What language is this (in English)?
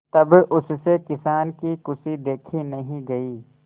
Hindi